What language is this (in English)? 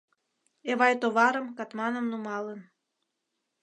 Mari